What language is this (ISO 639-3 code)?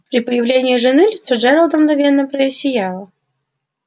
rus